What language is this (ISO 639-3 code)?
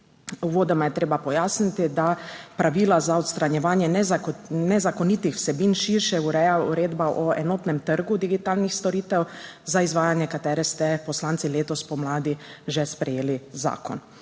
slv